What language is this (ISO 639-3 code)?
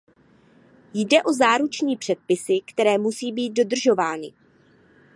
ces